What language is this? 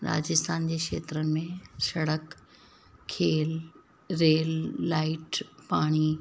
Sindhi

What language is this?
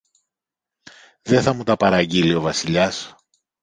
Greek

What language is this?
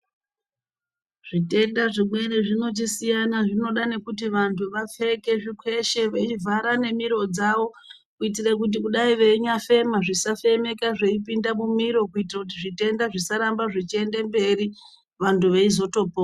Ndau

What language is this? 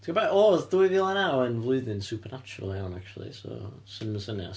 Welsh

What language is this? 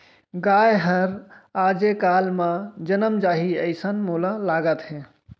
Chhattisgarhi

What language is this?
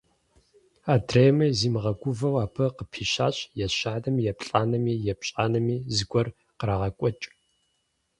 Kabardian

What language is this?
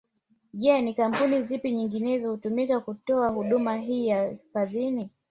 Swahili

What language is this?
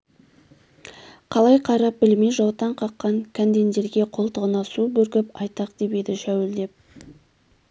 Kazakh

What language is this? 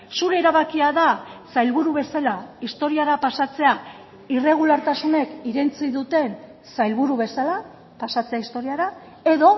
Basque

